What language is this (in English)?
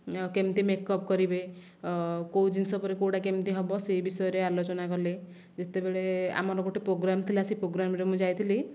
Odia